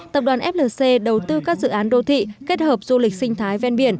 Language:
Vietnamese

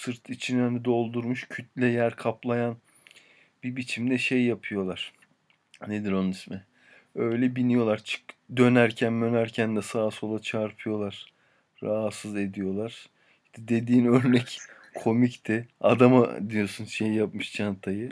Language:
Turkish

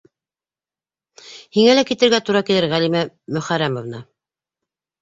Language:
Bashkir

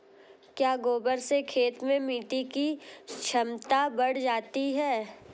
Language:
Hindi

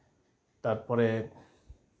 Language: Santali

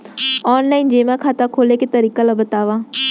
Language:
Chhattisgarhi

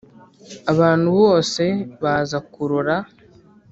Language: Kinyarwanda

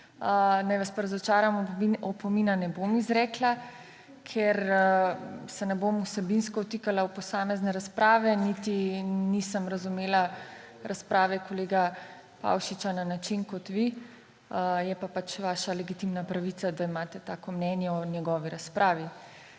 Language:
Slovenian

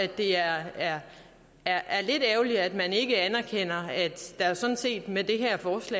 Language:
Danish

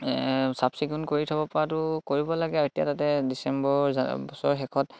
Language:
Assamese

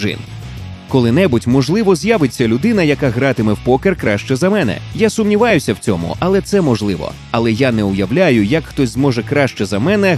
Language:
Ukrainian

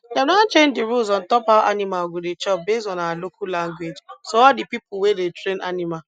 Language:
Nigerian Pidgin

